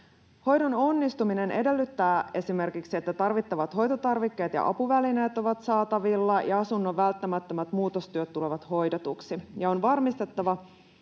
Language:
Finnish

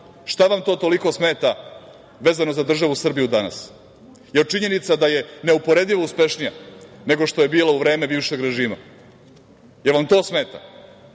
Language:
Serbian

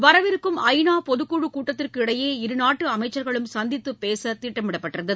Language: Tamil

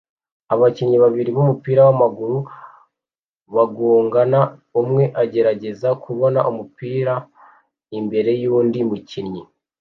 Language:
Kinyarwanda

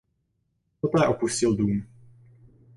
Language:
Czech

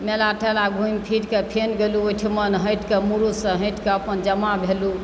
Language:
Maithili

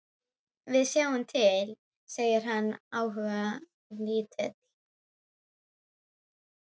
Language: Icelandic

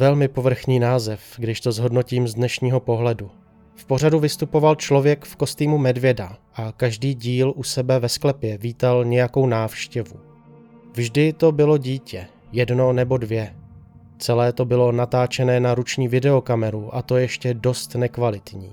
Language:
Czech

